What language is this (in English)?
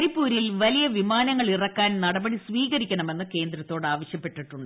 Malayalam